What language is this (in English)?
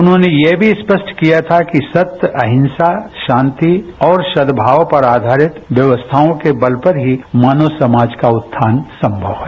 Hindi